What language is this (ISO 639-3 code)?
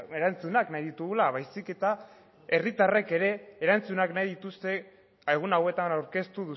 eus